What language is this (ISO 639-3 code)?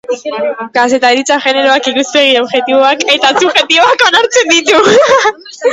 eus